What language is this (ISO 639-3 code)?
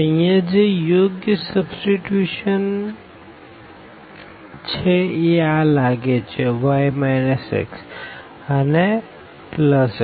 guj